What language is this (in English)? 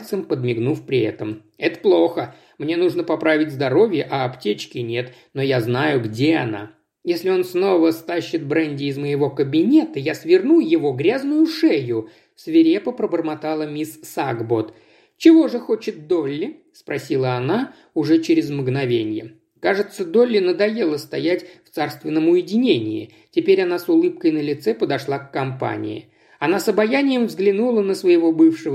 Russian